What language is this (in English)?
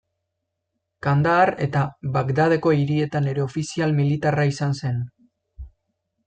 Basque